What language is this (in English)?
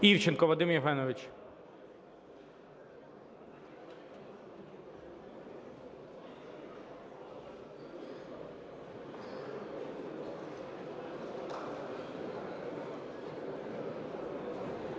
Ukrainian